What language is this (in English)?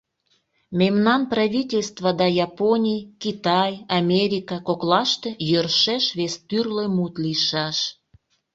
Mari